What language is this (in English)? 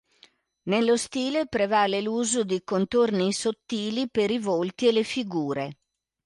Italian